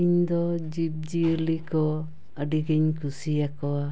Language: Santali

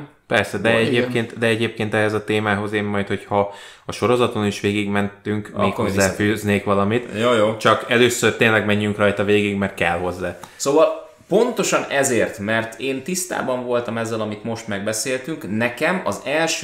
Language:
Hungarian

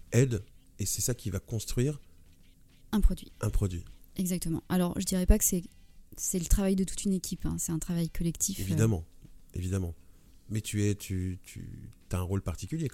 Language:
French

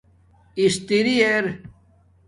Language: Domaaki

